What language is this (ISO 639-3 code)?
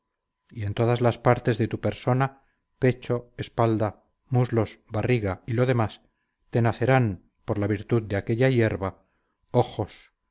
spa